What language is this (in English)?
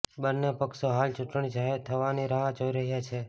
Gujarati